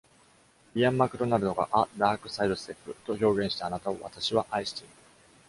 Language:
Japanese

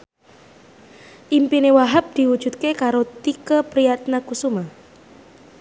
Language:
Javanese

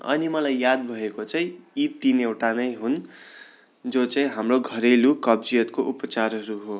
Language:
Nepali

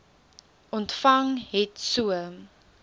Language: Afrikaans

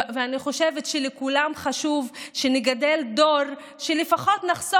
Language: Hebrew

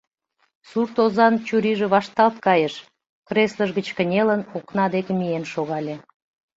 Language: Mari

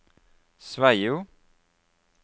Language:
Norwegian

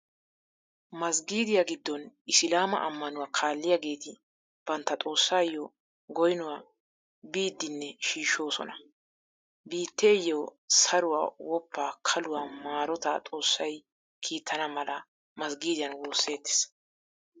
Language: Wolaytta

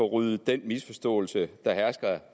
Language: Danish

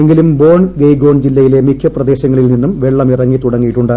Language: Malayalam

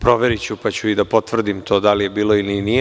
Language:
Serbian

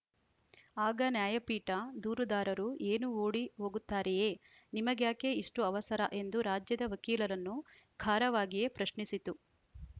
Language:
Kannada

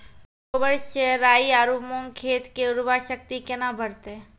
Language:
Maithili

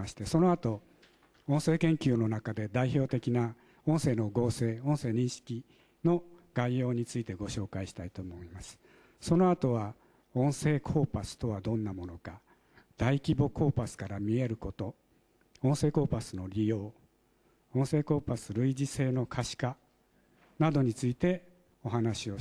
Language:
Japanese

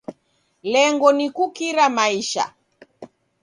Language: Taita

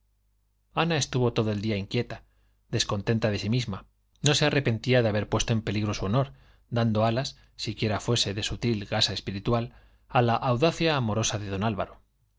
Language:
Spanish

